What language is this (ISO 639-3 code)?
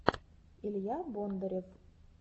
rus